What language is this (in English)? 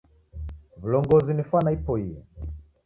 Taita